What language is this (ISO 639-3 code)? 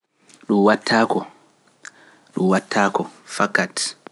fuf